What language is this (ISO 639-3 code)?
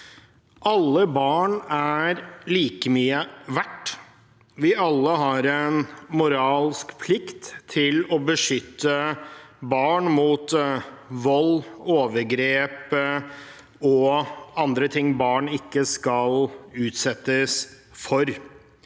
nor